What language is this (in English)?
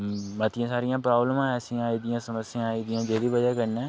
Dogri